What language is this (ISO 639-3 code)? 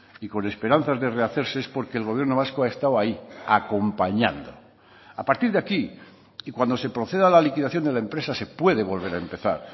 spa